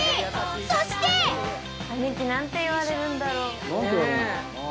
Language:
Japanese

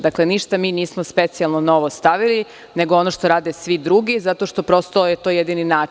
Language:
Serbian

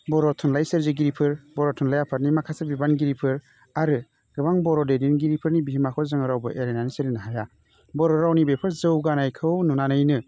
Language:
Bodo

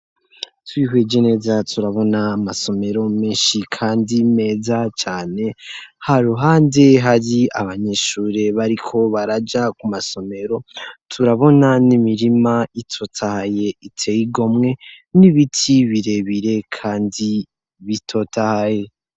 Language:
Rundi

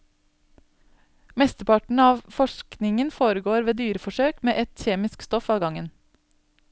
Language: Norwegian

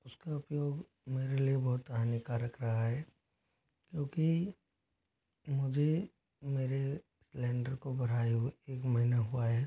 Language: Hindi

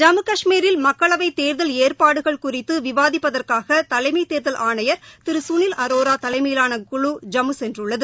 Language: Tamil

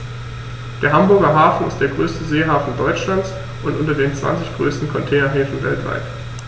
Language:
German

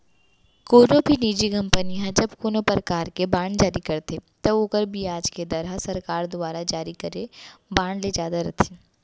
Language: Chhattisgarhi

